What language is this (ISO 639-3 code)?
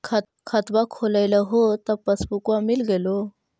mag